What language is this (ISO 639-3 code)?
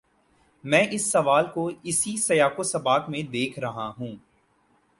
urd